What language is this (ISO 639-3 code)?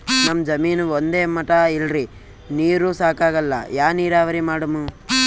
kan